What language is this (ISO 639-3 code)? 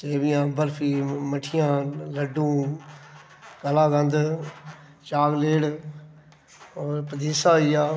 doi